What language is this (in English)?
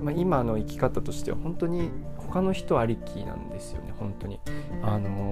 Japanese